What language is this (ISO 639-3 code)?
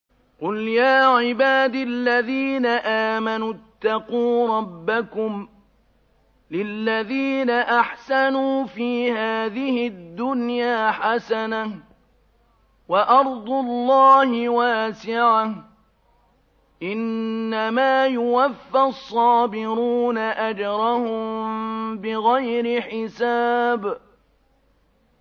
ara